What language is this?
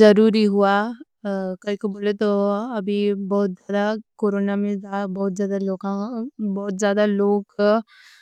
Deccan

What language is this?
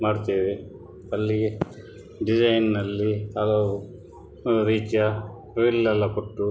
Kannada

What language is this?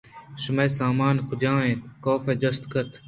Eastern Balochi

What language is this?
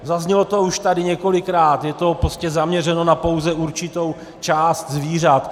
Czech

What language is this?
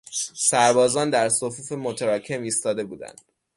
Persian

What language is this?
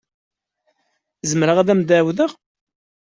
Kabyle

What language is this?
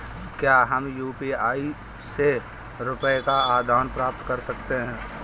Hindi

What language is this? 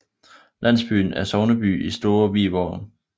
Danish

